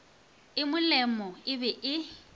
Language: Northern Sotho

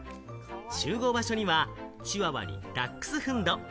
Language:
Japanese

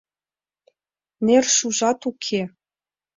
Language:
Mari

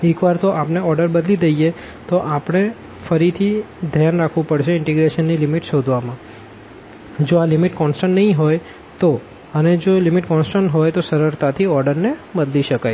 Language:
Gujarati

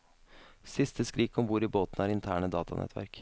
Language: Norwegian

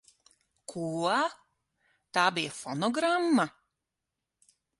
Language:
Latvian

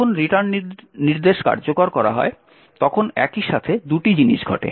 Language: Bangla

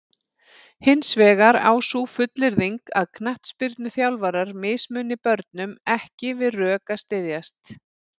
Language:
Icelandic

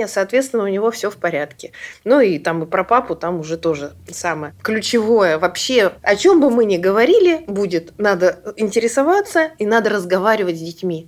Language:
Russian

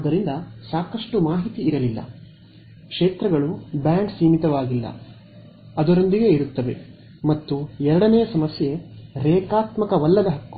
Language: Kannada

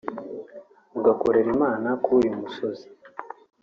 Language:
Kinyarwanda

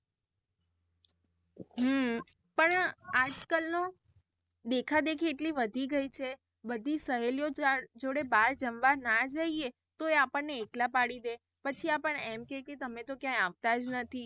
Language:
Gujarati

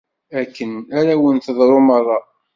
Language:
Kabyle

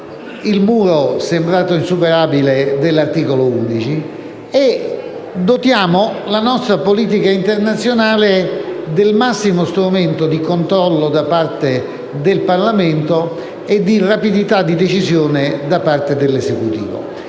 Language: Italian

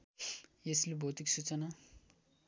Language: Nepali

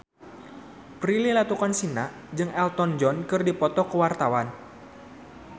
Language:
Sundanese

